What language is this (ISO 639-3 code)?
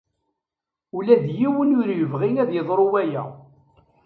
kab